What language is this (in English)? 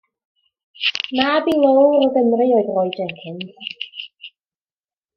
Welsh